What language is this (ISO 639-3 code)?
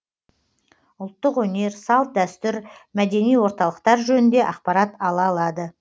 kaz